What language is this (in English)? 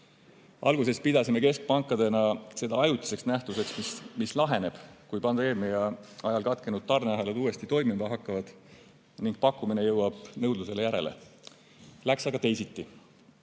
Estonian